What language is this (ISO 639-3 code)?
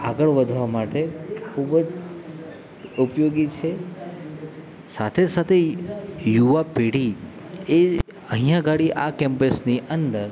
guj